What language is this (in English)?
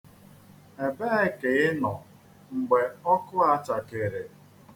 Igbo